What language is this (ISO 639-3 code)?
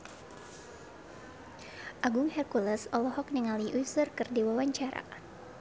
sun